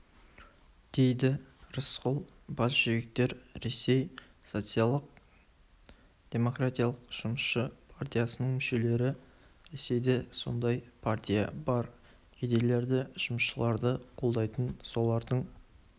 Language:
Kazakh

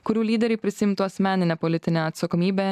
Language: Lithuanian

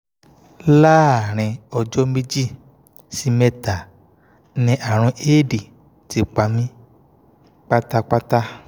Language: Yoruba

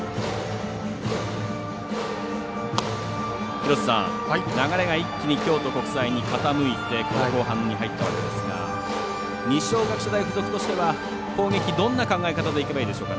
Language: Japanese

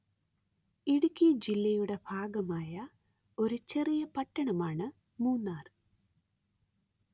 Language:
Malayalam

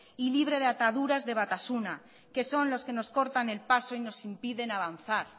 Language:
Spanish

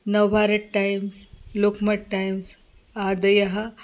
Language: Sanskrit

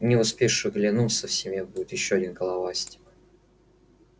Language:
Russian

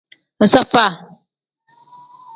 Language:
Tem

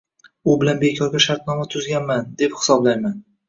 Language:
Uzbek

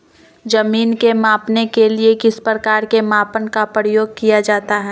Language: Magahi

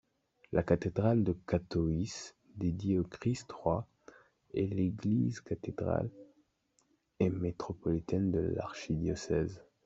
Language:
French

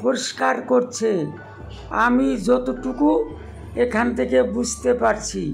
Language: Indonesian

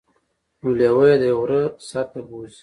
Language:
Pashto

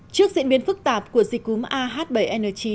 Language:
Vietnamese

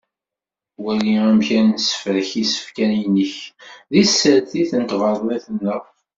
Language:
Kabyle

